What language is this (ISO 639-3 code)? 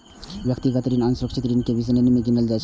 mai